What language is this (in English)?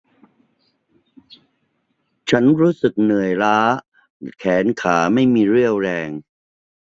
Thai